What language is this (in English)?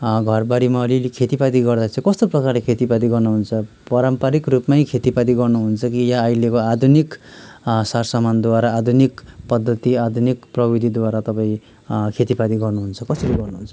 Nepali